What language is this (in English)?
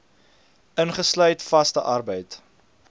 Afrikaans